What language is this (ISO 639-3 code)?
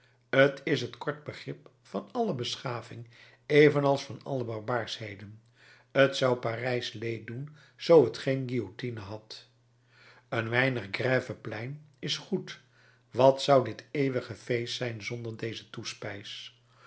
nld